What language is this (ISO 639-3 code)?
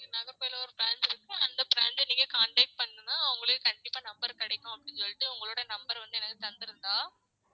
tam